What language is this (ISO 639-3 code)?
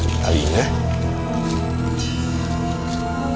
ind